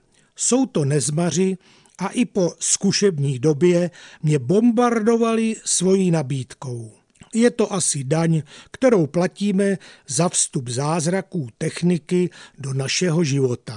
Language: Czech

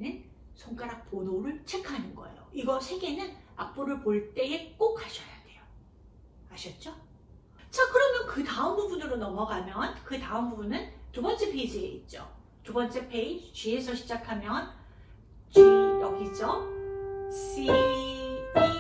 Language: Korean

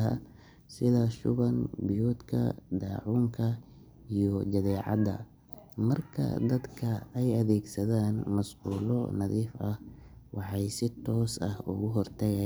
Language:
Somali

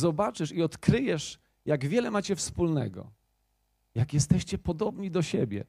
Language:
Polish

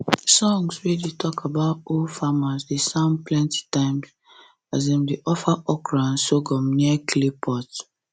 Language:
Nigerian Pidgin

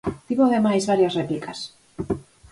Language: Galician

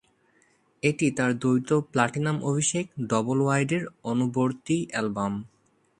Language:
Bangla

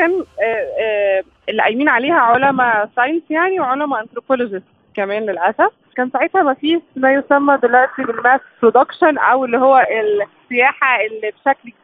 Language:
Arabic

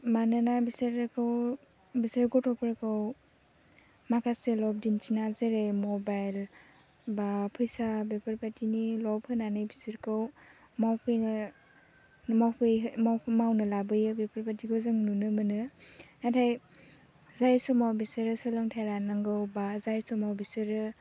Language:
Bodo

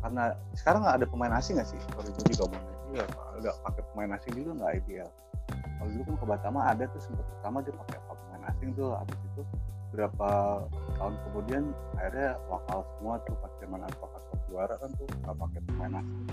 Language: Indonesian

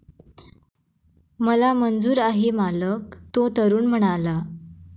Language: Marathi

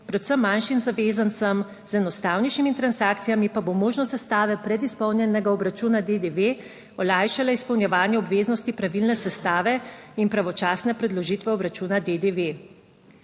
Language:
Slovenian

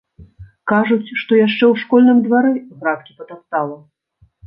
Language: Belarusian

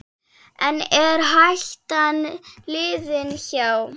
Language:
Icelandic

